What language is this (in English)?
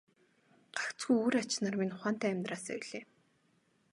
Mongolian